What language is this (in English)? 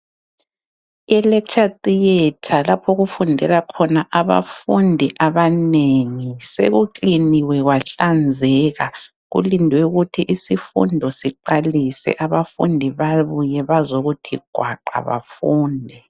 North Ndebele